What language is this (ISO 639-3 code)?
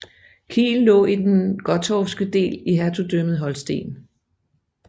dan